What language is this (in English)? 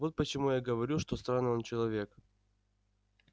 Russian